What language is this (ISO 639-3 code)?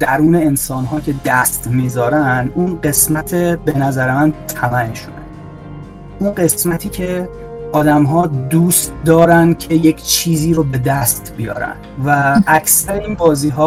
fas